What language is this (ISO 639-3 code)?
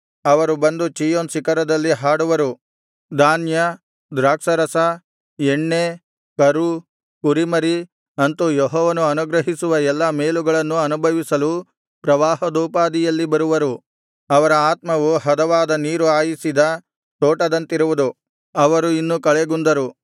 kan